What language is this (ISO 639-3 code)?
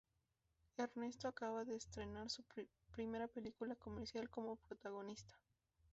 spa